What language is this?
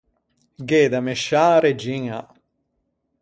Ligurian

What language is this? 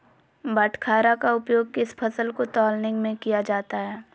Magahi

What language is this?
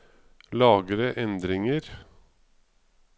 Norwegian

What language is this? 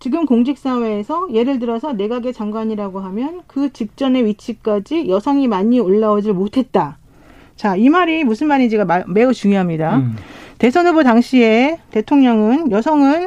Korean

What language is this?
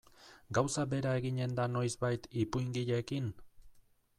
Basque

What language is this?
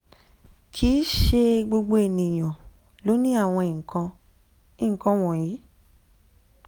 Yoruba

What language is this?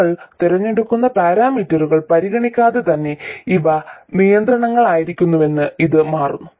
Malayalam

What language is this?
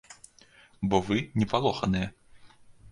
Belarusian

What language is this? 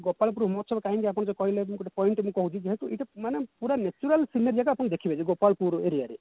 Odia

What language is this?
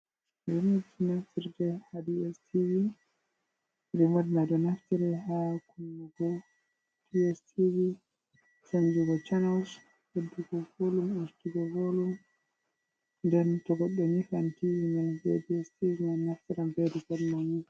Fula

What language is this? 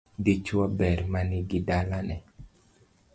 Luo (Kenya and Tanzania)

